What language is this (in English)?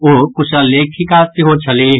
Maithili